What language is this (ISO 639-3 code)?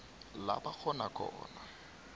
nbl